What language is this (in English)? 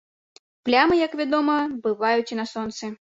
Belarusian